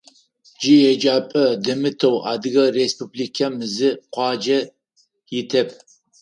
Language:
Adyghe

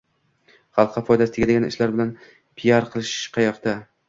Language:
Uzbek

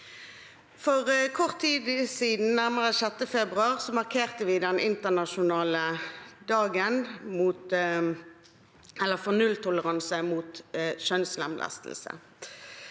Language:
Norwegian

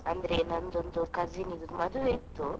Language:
Kannada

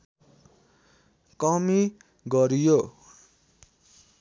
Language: Nepali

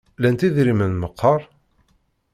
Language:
Kabyle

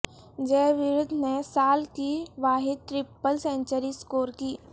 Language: Urdu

